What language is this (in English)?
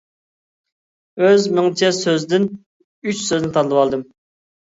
Uyghur